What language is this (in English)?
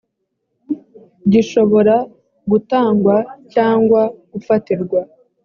Kinyarwanda